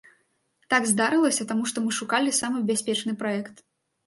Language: Belarusian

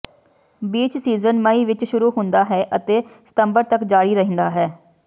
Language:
Punjabi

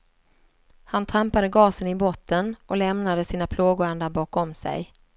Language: Swedish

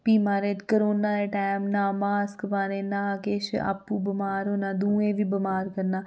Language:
Dogri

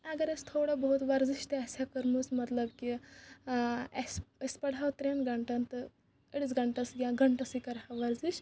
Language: Kashmiri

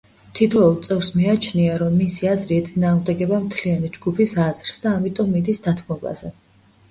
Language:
Georgian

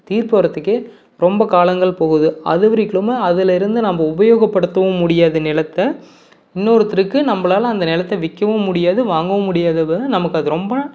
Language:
Tamil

